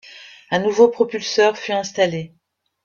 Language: French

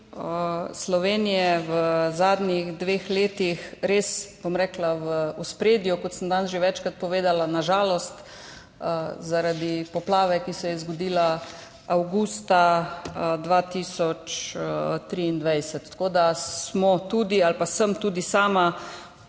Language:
Slovenian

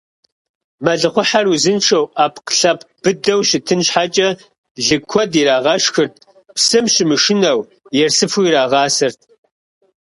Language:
Kabardian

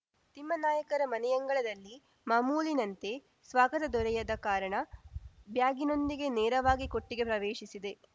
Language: Kannada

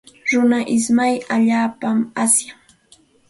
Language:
Santa Ana de Tusi Pasco Quechua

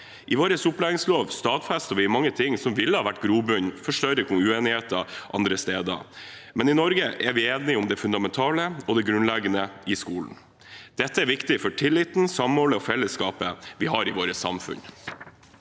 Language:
Norwegian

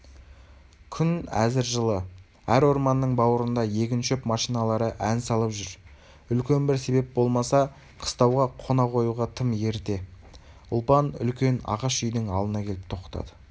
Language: Kazakh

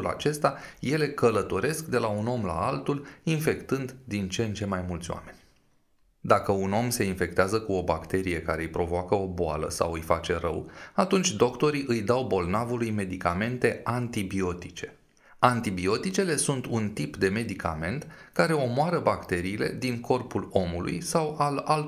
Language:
Romanian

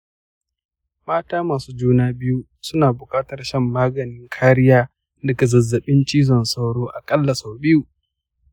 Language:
Hausa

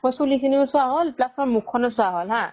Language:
Assamese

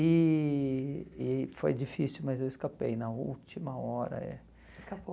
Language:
Portuguese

